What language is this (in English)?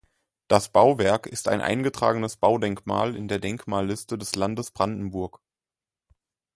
German